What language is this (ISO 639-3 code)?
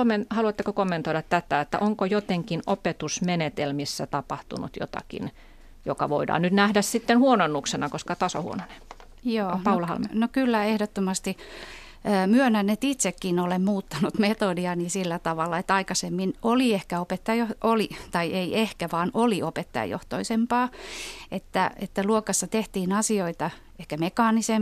fin